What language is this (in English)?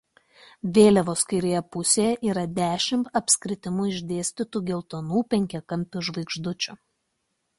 Lithuanian